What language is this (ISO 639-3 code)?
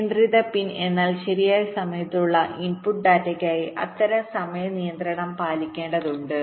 mal